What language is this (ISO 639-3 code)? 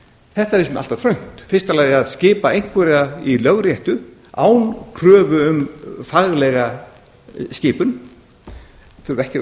isl